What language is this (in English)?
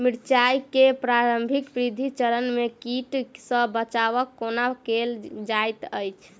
Maithili